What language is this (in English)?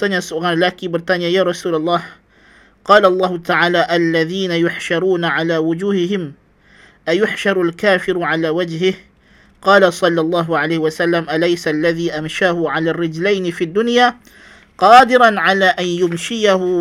Malay